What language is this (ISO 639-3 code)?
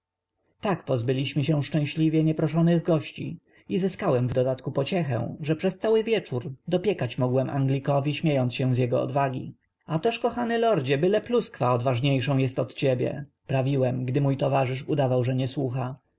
pol